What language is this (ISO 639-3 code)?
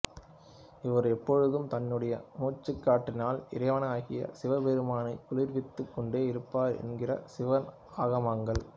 tam